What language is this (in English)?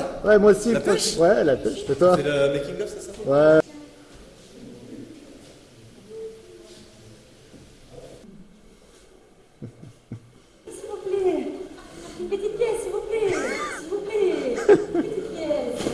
French